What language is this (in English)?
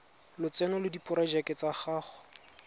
Tswana